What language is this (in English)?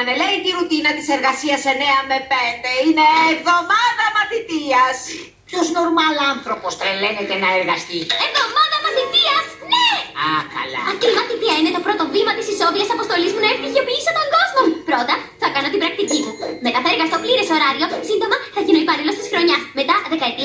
Greek